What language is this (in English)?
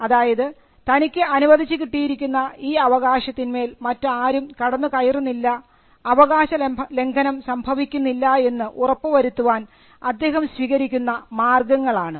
Malayalam